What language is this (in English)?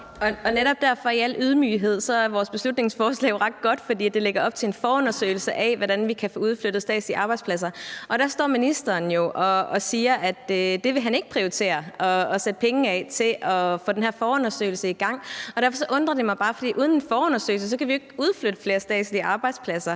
Danish